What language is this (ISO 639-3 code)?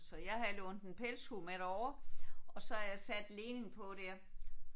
dan